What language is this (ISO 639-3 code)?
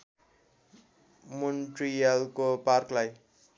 nep